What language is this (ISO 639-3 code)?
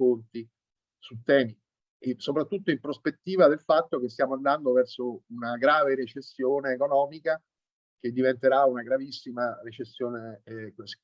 ita